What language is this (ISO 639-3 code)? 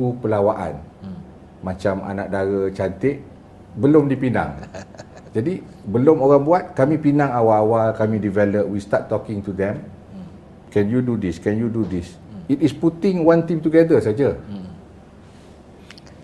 msa